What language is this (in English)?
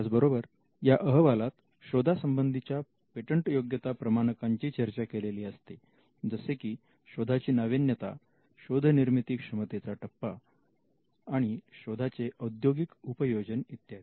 Marathi